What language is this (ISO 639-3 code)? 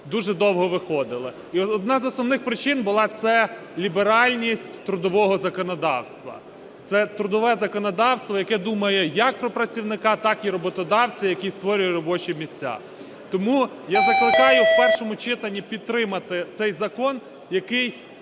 ukr